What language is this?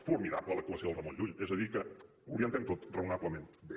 Catalan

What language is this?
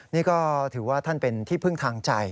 Thai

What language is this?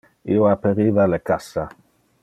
Interlingua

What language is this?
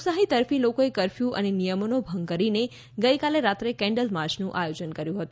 Gujarati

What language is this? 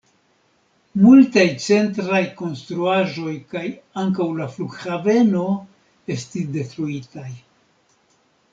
Esperanto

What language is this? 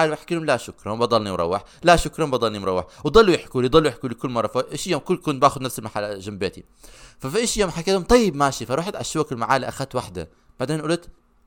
Arabic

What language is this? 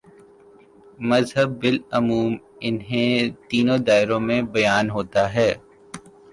Urdu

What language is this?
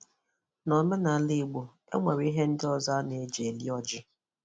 Igbo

